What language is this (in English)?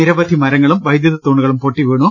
Malayalam